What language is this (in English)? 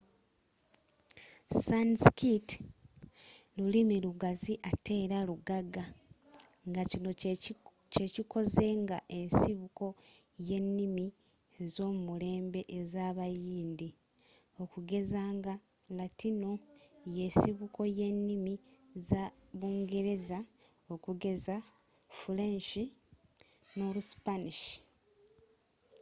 Ganda